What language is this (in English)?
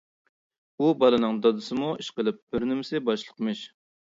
Uyghur